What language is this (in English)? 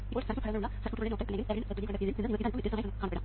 Malayalam